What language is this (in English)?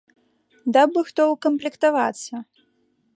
Belarusian